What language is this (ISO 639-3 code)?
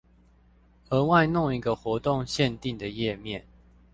zho